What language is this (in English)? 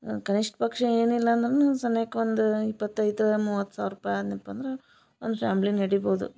Kannada